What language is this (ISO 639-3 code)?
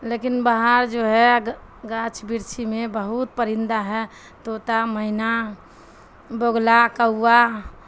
urd